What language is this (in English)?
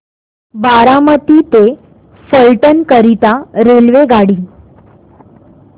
Marathi